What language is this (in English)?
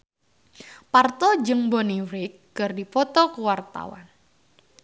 Sundanese